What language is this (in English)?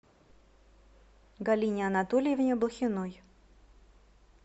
Russian